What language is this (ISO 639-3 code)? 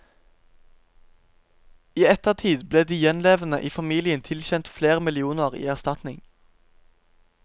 nor